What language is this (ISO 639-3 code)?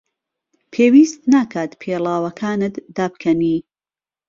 ckb